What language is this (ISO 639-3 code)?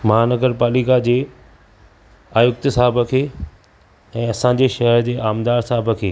snd